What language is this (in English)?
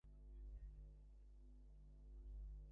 Bangla